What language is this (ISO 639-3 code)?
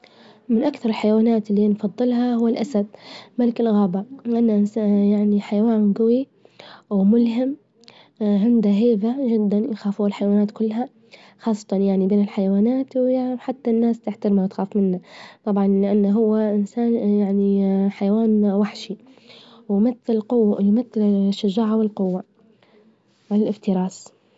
ayl